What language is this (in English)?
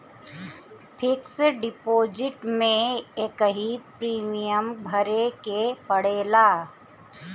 Bhojpuri